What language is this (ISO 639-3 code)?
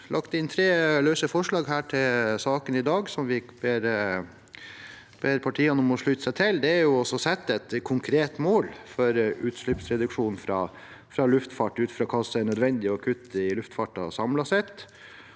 nor